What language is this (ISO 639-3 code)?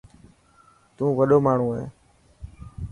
mki